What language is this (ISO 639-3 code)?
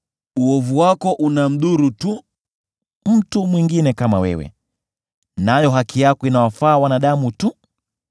swa